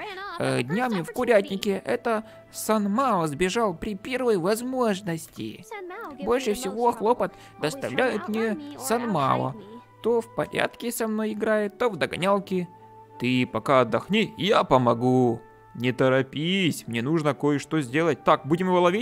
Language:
Russian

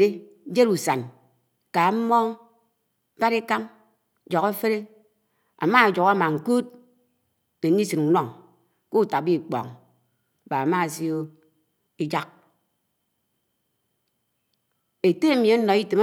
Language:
Anaang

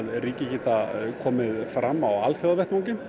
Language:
Icelandic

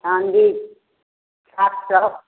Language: Maithili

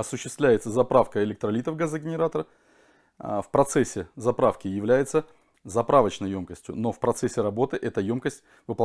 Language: Russian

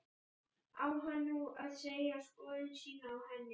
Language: Icelandic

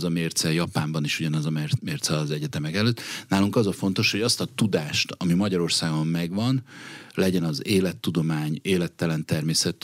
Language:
Hungarian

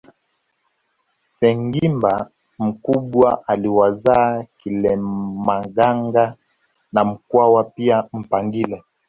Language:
Swahili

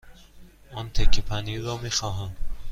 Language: Persian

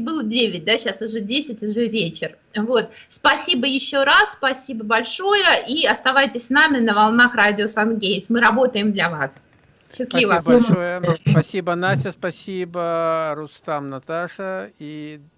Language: Russian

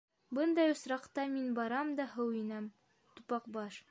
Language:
Bashkir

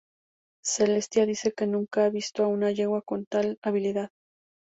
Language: Spanish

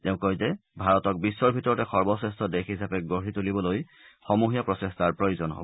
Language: Assamese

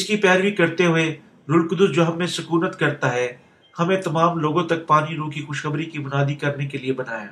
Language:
Urdu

